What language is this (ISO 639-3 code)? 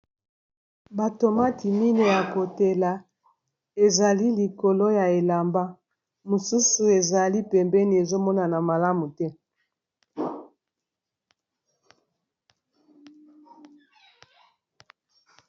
lin